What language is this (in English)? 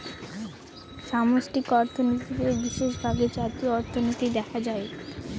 Bangla